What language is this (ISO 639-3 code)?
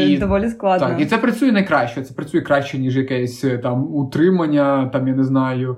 ukr